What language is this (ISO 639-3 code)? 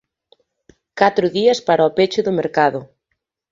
glg